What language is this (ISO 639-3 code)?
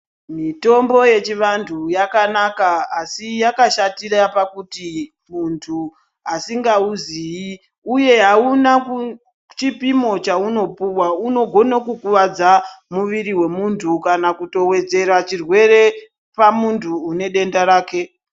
ndc